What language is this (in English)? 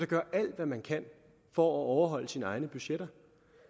Danish